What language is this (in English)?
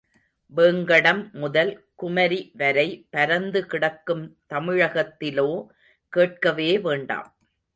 Tamil